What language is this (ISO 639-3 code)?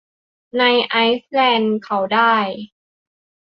tha